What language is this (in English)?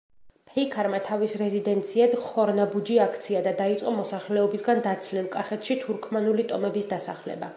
Georgian